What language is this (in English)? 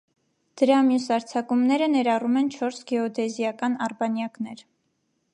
Armenian